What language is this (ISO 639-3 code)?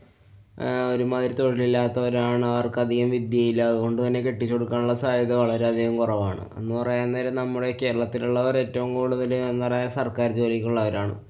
mal